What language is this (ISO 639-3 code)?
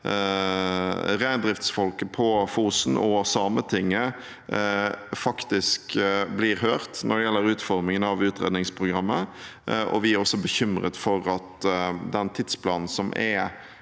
nor